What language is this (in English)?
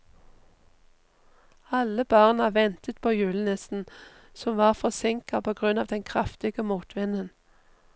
Norwegian